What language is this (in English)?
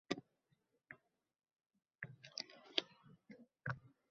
Uzbek